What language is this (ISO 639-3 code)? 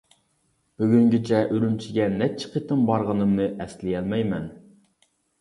uig